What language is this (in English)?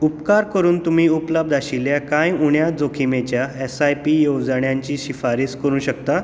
Konkani